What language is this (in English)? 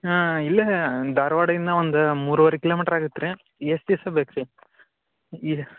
Kannada